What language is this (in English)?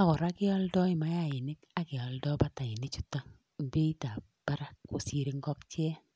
Kalenjin